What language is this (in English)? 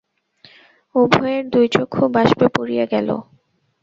Bangla